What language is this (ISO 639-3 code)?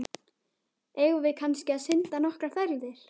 isl